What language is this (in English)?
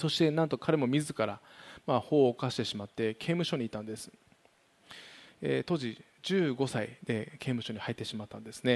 Japanese